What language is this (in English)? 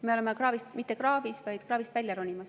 Estonian